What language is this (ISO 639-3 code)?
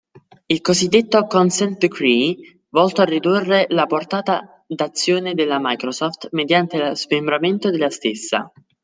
ita